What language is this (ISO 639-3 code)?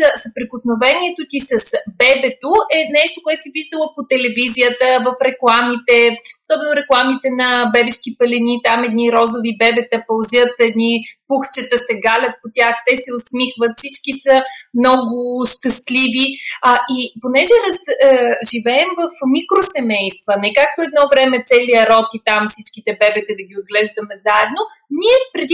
bul